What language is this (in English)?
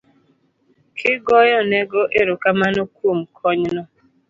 Luo (Kenya and Tanzania)